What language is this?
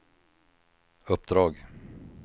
Swedish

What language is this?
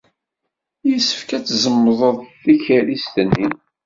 Kabyle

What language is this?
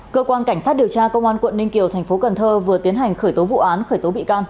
Vietnamese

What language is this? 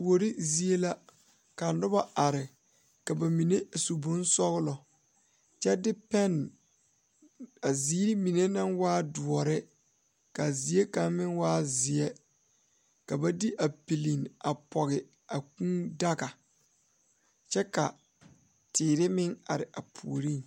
Southern Dagaare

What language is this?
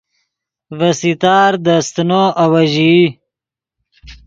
Yidgha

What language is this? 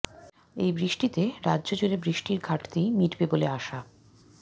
Bangla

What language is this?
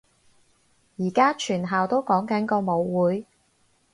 Cantonese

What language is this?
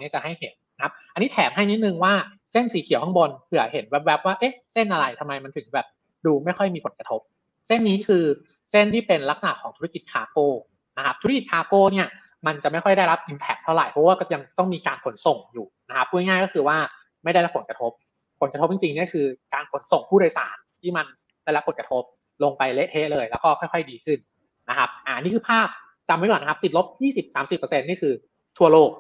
Thai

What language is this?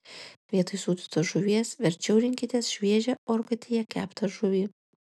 Lithuanian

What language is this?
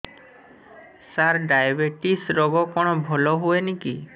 Odia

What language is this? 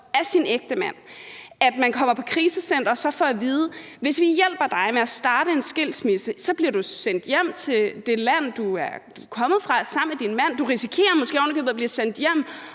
Danish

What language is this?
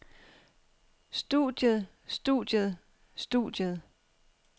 Danish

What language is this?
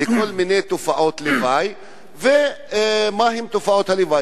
Hebrew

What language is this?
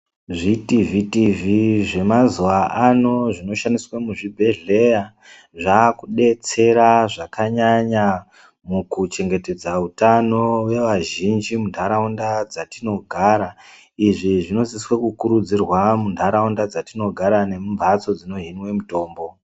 Ndau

